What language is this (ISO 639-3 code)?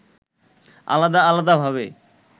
ben